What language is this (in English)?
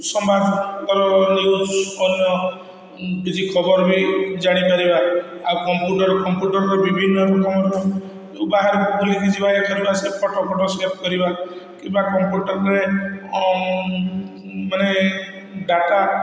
Odia